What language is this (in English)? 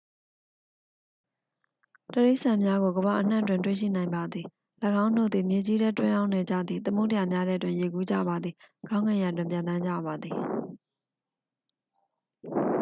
Burmese